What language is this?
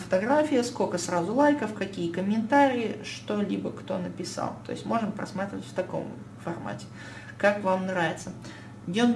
Russian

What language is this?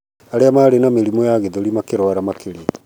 Kikuyu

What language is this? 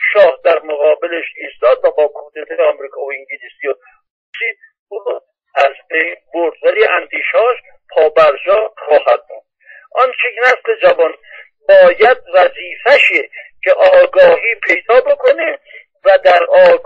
Persian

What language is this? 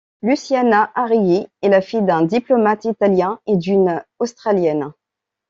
French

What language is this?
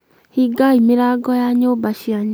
Kikuyu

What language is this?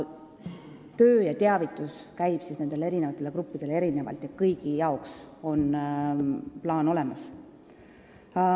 Estonian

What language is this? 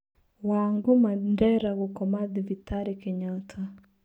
Kikuyu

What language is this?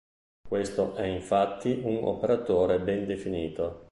Italian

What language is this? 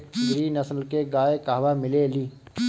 Bhojpuri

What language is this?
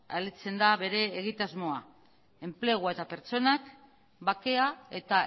Basque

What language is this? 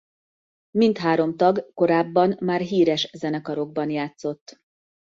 Hungarian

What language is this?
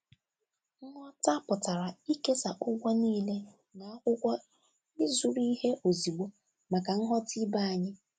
Igbo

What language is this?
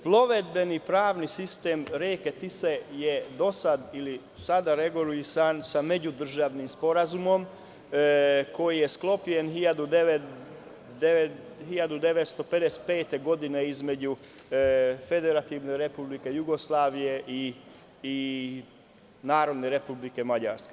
Serbian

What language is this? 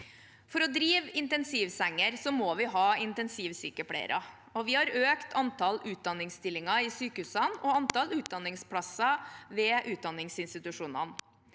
Norwegian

